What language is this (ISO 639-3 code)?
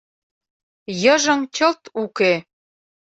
chm